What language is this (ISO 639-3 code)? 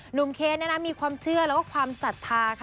tha